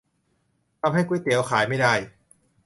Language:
Thai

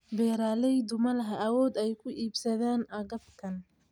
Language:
Somali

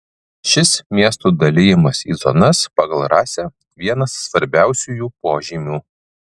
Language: Lithuanian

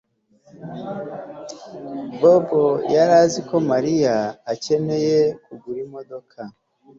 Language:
Kinyarwanda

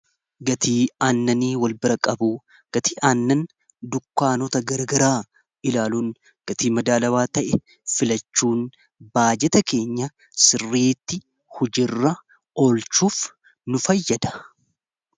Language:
Oromo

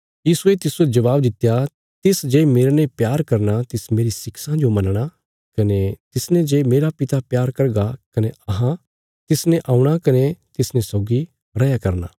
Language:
Bilaspuri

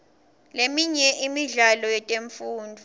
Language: Swati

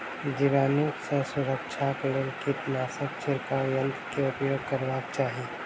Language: Maithili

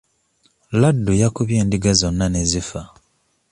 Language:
Ganda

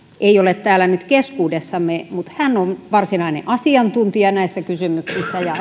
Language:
Finnish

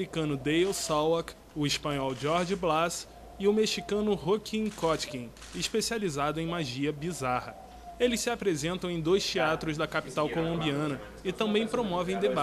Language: Portuguese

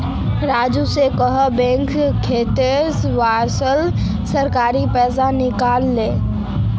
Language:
Magahi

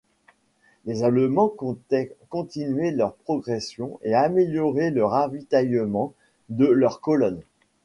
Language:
French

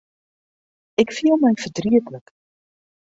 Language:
Western Frisian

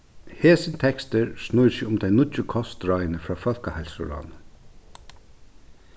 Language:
Faroese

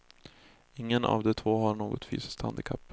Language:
Swedish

